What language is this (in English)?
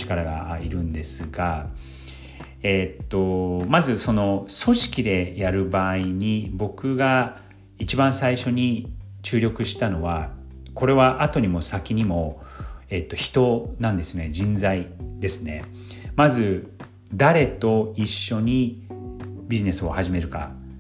Japanese